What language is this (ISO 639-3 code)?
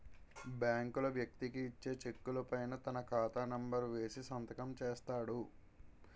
tel